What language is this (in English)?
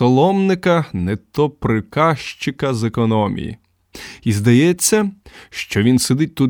Ukrainian